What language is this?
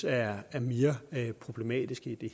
Danish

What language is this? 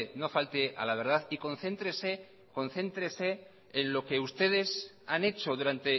Spanish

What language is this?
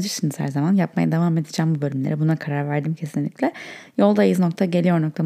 Turkish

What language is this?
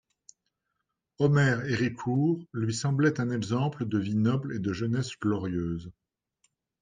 French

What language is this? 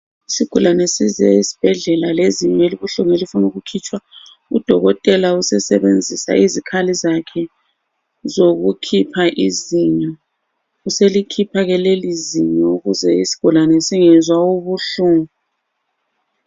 North Ndebele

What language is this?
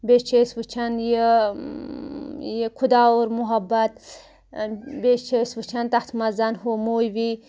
Kashmiri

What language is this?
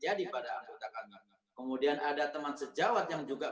Indonesian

